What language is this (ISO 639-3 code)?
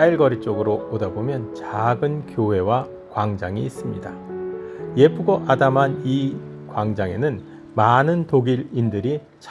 kor